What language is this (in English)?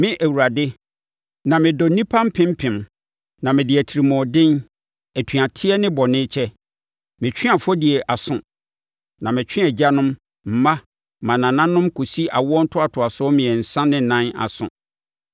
Akan